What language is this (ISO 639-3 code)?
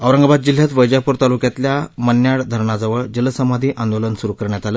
mar